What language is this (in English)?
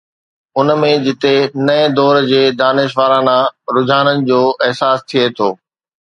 Sindhi